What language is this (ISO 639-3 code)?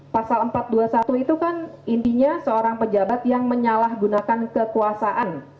ind